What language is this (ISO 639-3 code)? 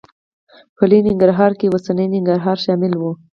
pus